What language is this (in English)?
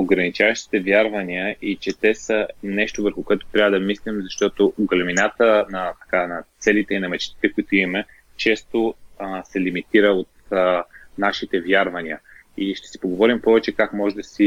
Bulgarian